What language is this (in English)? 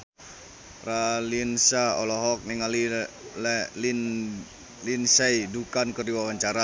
Sundanese